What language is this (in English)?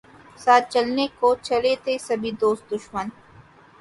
Urdu